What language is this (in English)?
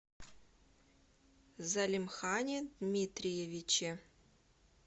Russian